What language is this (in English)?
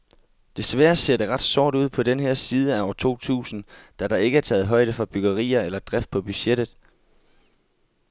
Danish